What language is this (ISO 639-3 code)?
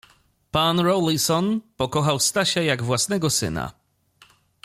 pol